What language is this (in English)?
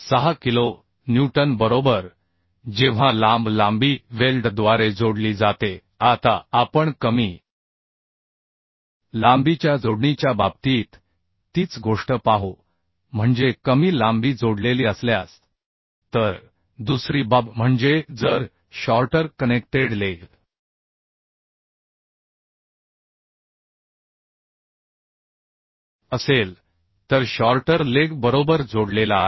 Marathi